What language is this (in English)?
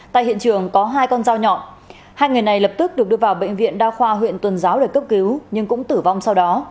Vietnamese